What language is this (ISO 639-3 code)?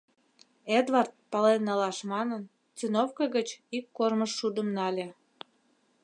chm